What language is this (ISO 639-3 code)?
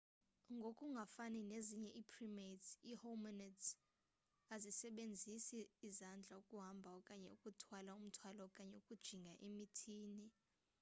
xho